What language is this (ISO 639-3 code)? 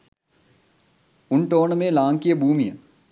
sin